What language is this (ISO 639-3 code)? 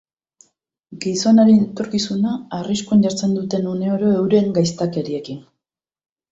eus